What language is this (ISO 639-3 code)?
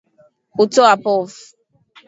swa